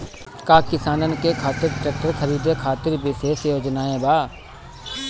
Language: Bhojpuri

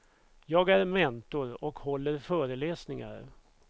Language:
Swedish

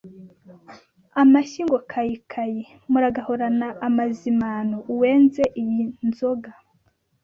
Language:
Kinyarwanda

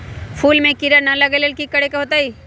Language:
Magahi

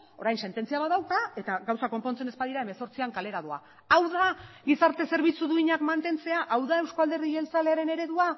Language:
Basque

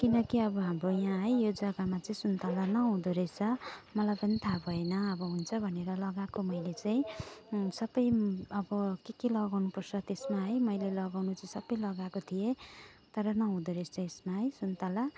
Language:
Nepali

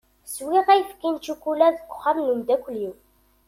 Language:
Kabyle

